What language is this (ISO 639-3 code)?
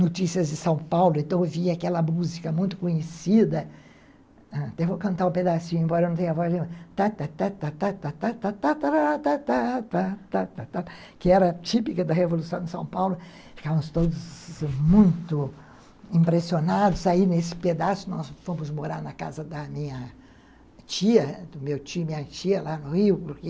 por